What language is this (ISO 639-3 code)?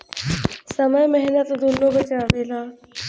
bho